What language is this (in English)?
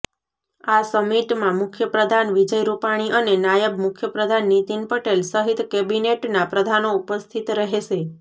Gujarati